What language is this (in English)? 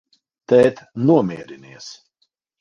Latvian